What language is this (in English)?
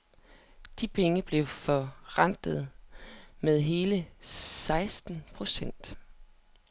Danish